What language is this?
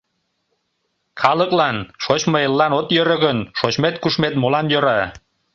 Mari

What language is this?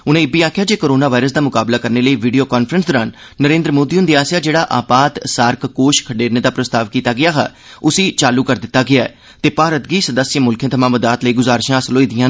Dogri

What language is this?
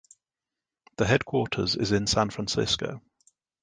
English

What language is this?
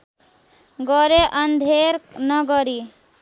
Nepali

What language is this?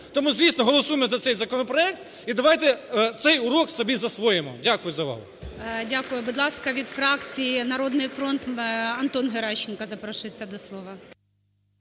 Ukrainian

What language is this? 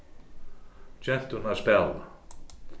Faroese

